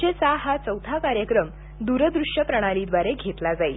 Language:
Marathi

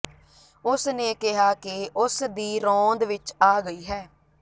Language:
Punjabi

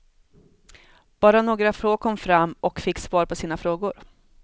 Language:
Swedish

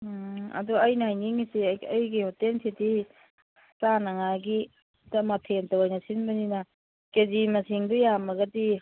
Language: Manipuri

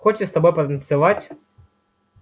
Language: Russian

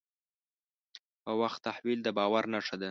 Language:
Pashto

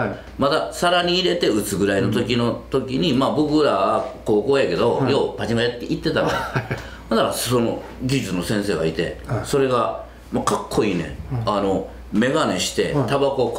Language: Japanese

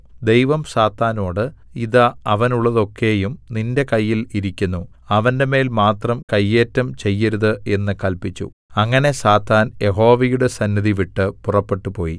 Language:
Malayalam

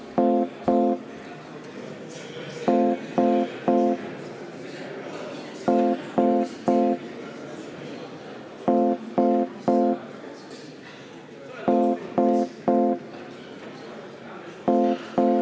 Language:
Estonian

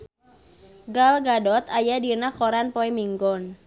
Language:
Sundanese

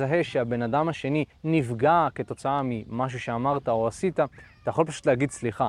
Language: Hebrew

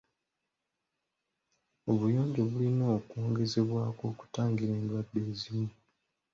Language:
Ganda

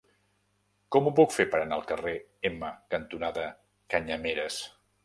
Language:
Catalan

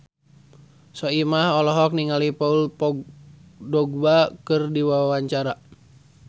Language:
Sundanese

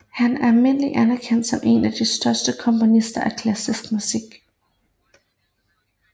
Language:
Danish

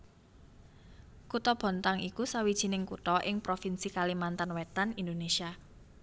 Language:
Javanese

